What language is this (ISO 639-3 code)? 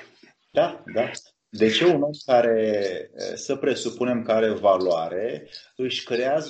ron